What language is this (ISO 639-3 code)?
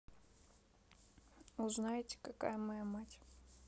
rus